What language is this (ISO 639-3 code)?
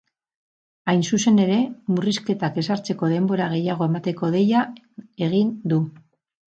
eus